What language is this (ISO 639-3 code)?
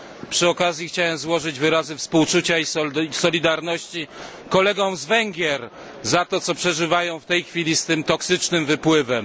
pol